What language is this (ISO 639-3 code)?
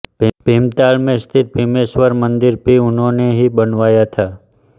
hin